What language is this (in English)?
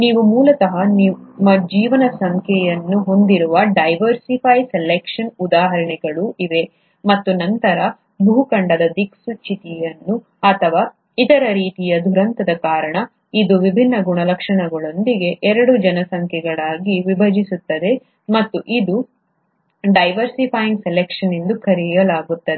Kannada